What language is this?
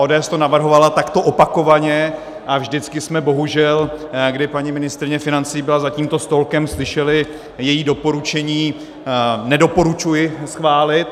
Czech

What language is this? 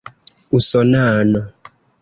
Esperanto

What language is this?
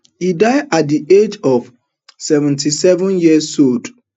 Nigerian Pidgin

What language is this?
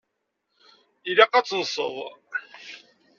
Kabyle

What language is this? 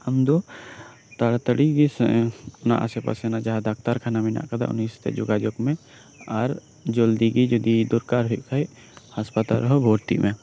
Santali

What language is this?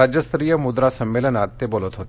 Marathi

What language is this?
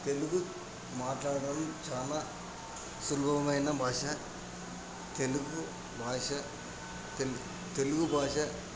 Telugu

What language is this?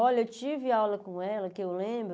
Portuguese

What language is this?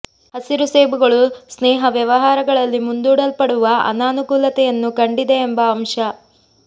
Kannada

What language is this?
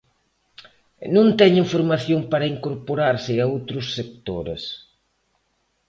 Galician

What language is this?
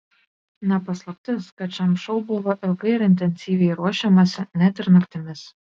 Lithuanian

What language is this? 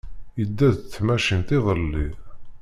Kabyle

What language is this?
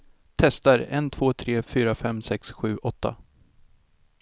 Swedish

